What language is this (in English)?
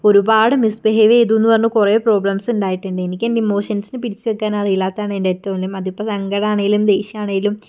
Malayalam